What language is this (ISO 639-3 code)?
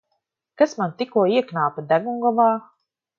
lav